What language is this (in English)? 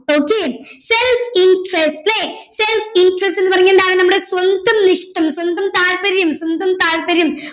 Malayalam